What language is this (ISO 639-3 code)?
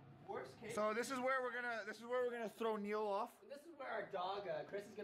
eng